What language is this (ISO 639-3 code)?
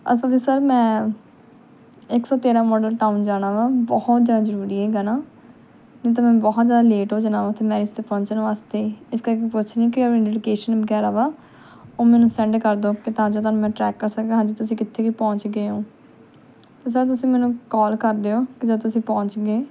pan